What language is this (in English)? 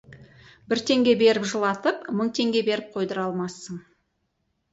Kazakh